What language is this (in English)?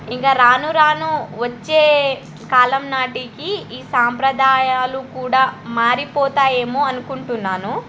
Telugu